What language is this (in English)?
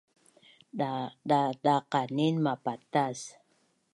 Bunun